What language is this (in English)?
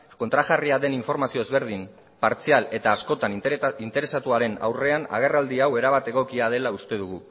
Basque